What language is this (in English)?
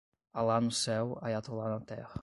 Portuguese